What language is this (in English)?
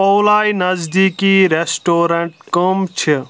Kashmiri